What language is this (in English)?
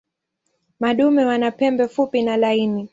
Swahili